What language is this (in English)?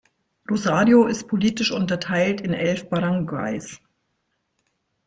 German